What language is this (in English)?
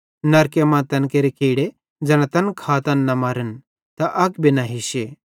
Bhadrawahi